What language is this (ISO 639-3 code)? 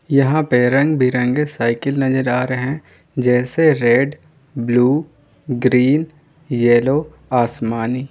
hin